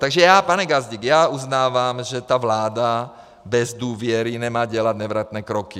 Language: Czech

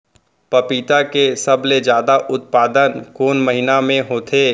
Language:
Chhattisgarhi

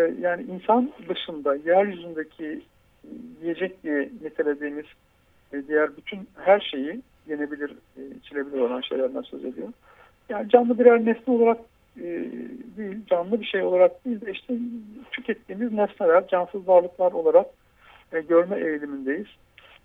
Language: Turkish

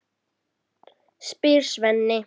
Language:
Icelandic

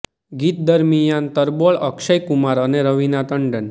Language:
Gujarati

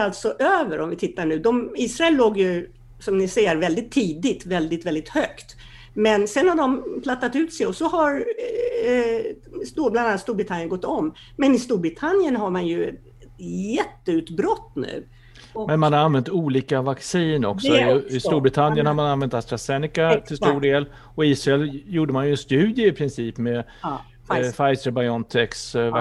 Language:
Swedish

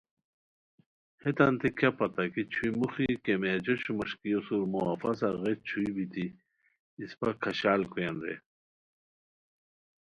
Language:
Khowar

